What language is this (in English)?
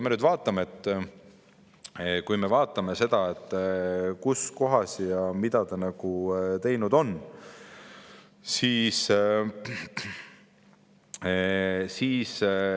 Estonian